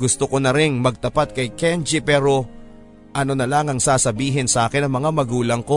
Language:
Filipino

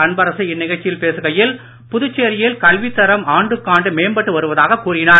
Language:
Tamil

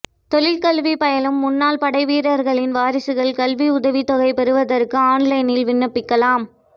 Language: Tamil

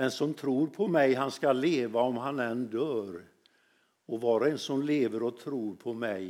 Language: Swedish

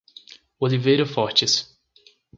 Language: Portuguese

